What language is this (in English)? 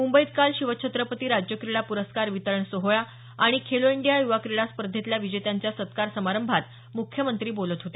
Marathi